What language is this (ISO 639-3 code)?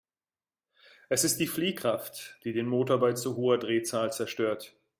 deu